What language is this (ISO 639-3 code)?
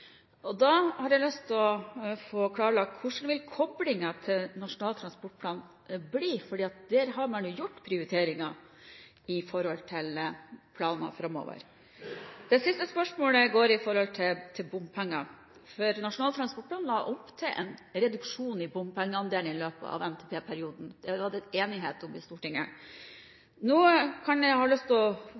nob